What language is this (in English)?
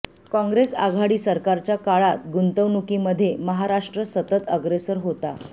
Marathi